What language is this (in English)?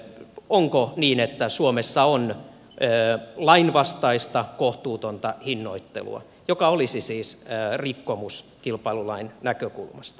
Finnish